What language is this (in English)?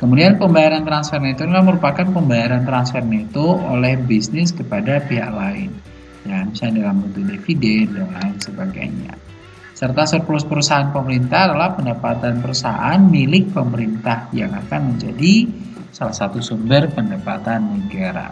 Indonesian